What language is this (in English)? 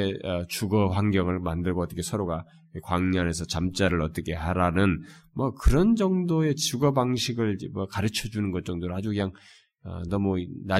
Korean